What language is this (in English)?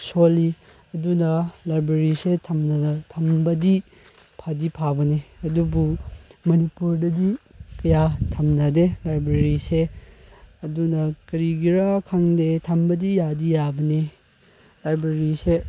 Manipuri